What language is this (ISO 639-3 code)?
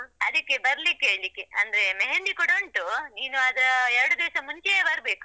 kan